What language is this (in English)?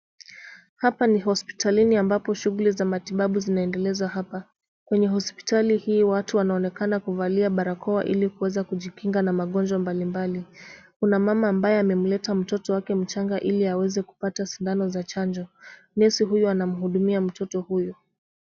Swahili